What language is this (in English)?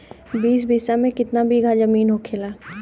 Bhojpuri